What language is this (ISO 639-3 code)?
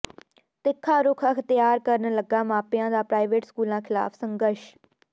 pan